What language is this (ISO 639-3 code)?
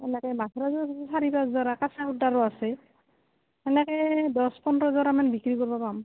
asm